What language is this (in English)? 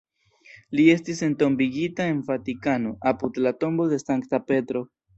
Esperanto